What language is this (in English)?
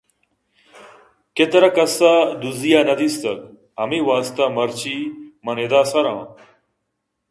Eastern Balochi